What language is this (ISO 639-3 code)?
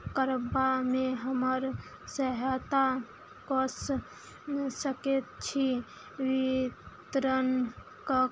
mai